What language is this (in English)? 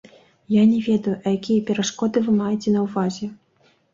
Belarusian